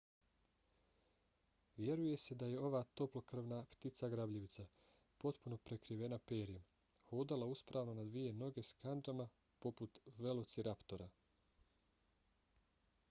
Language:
Bosnian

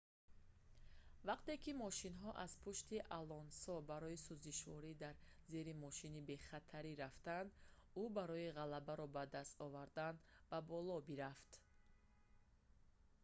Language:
Tajik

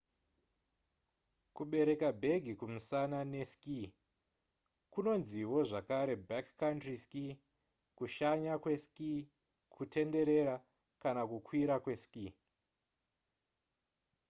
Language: Shona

